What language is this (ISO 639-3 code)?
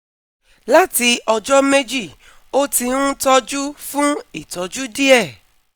yor